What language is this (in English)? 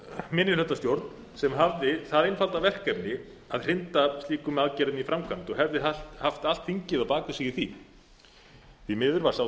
Icelandic